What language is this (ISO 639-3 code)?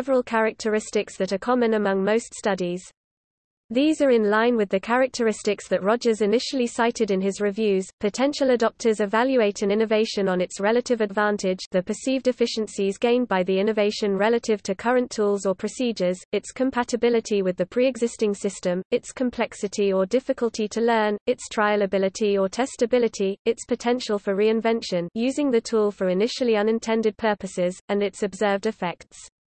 eng